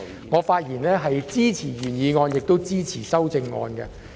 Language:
Cantonese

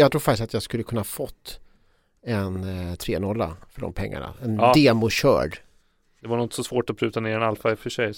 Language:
Swedish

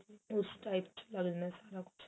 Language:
Punjabi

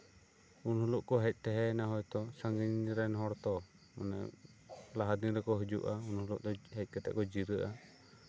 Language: Santali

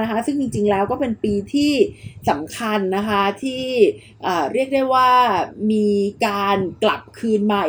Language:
Thai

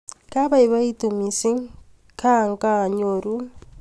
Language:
Kalenjin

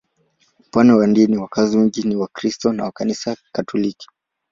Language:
Swahili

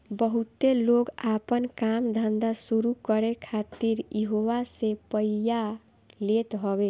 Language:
Bhojpuri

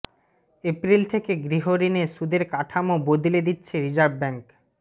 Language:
Bangla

